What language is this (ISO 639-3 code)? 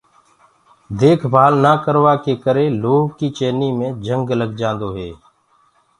ggg